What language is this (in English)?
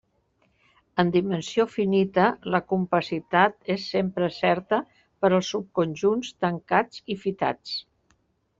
Catalan